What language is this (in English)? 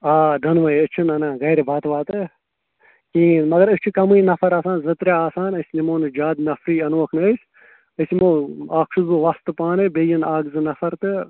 Kashmiri